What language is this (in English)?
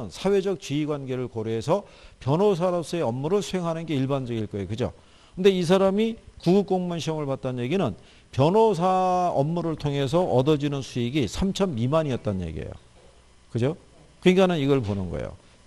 Korean